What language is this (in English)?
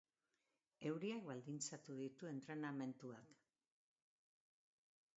Basque